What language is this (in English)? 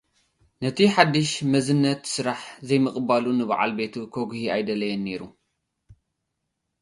Tigrinya